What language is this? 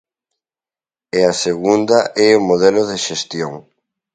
Galician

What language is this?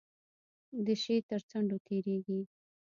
Pashto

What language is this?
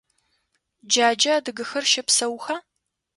Adyghe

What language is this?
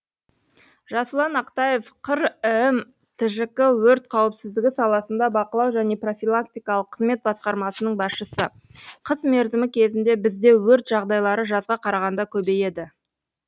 Kazakh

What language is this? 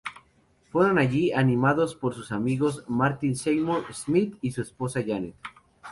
Spanish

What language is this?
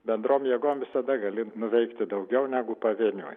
Lithuanian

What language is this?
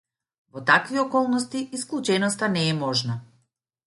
Macedonian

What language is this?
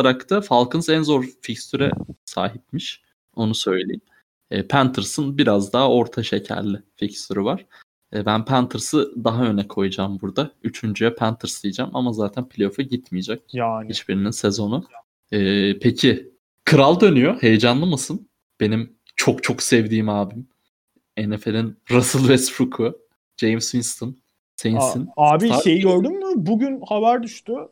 Turkish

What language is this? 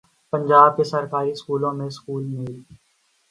Urdu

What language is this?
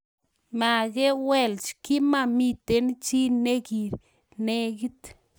Kalenjin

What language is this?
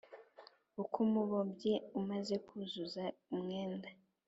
Kinyarwanda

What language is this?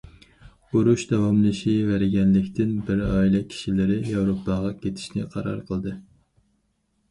Uyghur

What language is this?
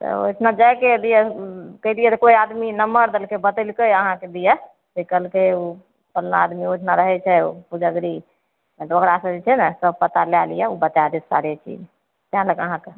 Maithili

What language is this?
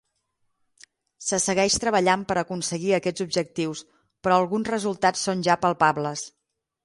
Catalan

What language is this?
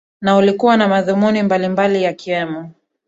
Swahili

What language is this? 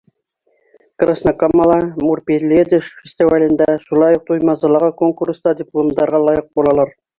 Bashkir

